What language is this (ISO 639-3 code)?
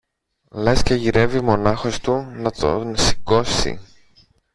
ell